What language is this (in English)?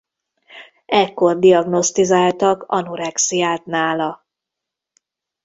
Hungarian